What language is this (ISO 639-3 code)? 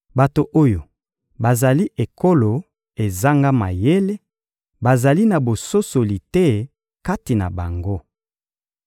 lin